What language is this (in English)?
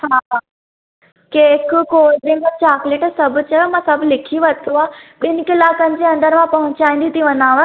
Sindhi